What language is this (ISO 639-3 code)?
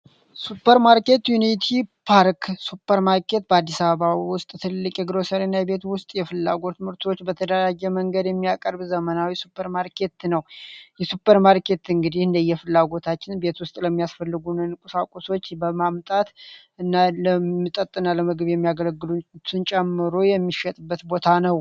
amh